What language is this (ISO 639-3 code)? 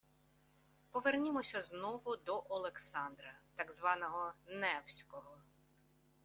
ukr